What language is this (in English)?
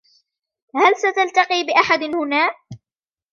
Arabic